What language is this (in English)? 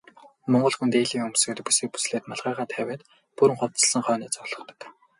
Mongolian